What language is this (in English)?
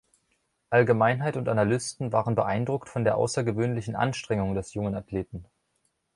German